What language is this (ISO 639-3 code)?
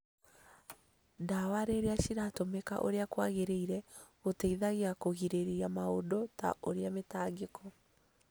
kik